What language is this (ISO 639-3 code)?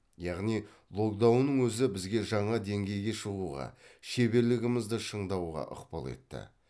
kaz